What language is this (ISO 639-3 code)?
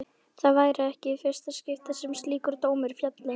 isl